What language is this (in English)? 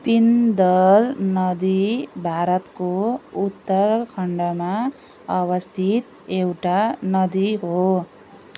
Nepali